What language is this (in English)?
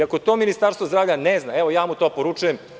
Serbian